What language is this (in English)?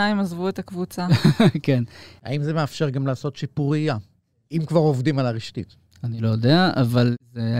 Hebrew